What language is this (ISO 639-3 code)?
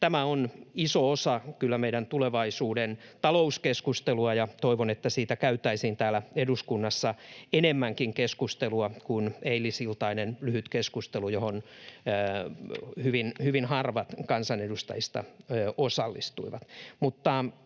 fin